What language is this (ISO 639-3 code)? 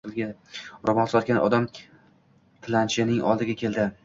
uzb